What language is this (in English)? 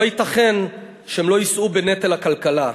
Hebrew